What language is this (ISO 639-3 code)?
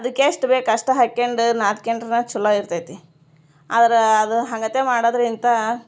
kan